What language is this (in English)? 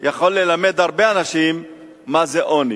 Hebrew